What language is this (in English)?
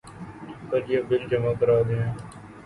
Urdu